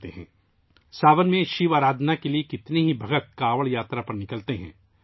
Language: Urdu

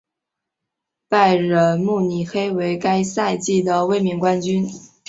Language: Chinese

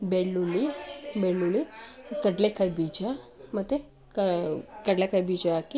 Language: Kannada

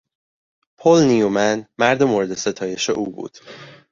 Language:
Persian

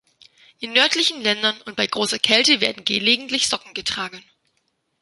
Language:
German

